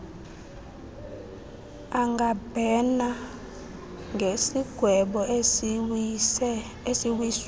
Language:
Xhosa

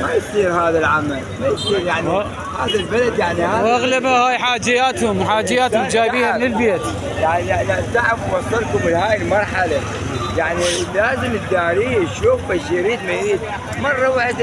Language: Arabic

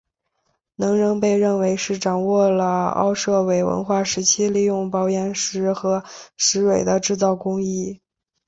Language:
Chinese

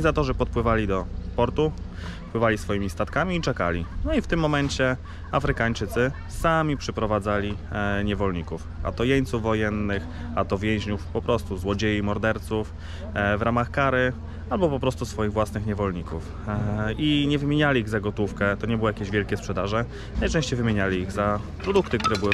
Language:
Polish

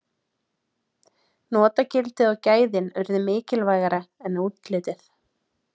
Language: Icelandic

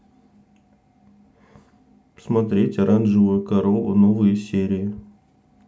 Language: Russian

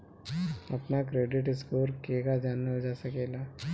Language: Bhojpuri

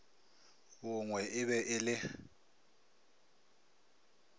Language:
Northern Sotho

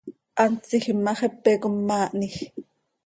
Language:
Seri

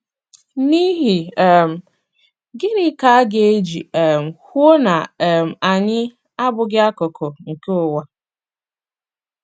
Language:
Igbo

